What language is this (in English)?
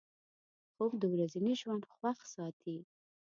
Pashto